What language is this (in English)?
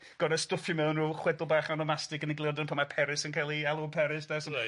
Welsh